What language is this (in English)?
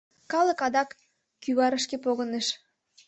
Mari